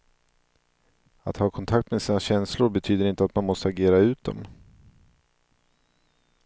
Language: Swedish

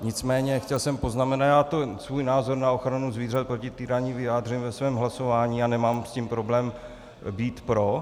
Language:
Czech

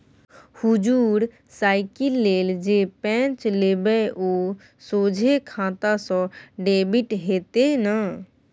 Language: Maithili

